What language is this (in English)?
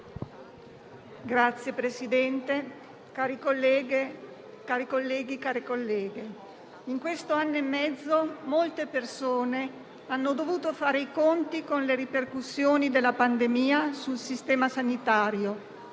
Italian